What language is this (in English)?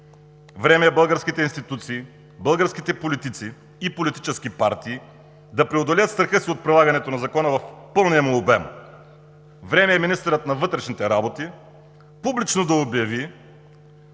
Bulgarian